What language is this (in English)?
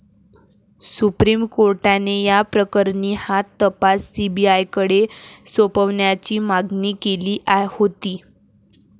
Marathi